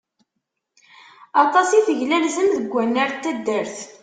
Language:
Kabyle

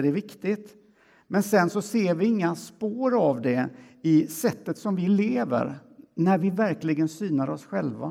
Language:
Swedish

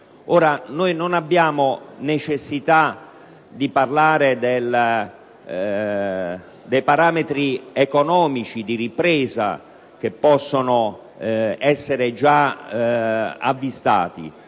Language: Italian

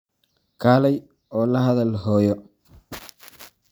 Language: Somali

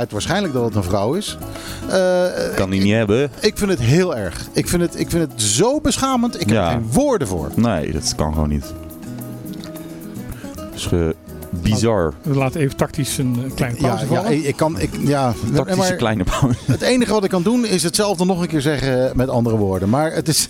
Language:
Dutch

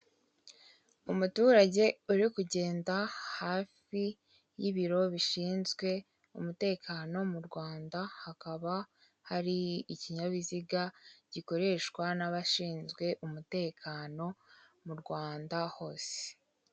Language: Kinyarwanda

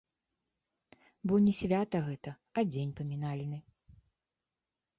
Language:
Belarusian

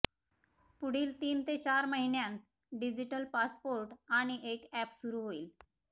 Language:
Marathi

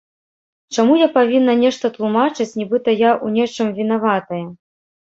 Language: Belarusian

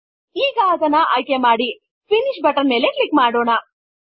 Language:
Kannada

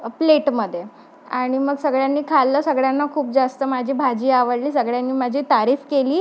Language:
Marathi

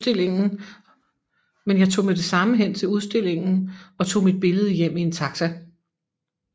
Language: Danish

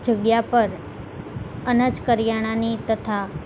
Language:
Gujarati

